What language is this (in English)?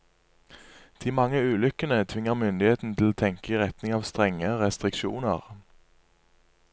Norwegian